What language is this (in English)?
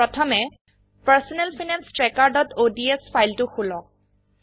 Assamese